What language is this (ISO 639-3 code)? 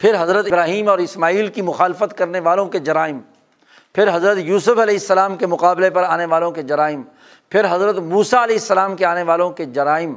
urd